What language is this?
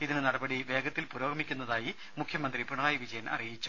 Malayalam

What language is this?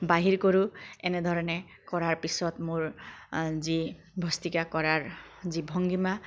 Assamese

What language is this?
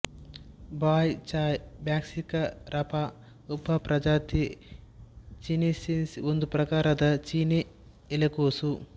Kannada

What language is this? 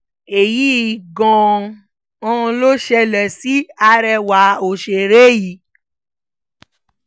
Yoruba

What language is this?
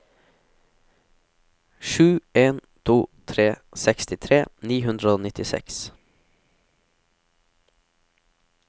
Norwegian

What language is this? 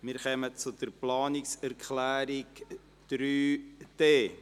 Swiss German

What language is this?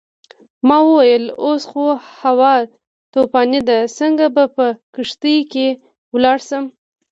Pashto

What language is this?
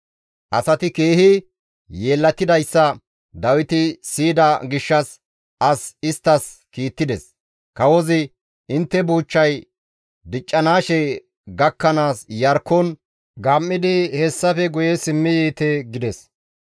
Gamo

